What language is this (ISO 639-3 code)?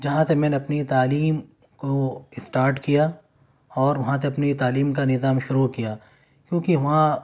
urd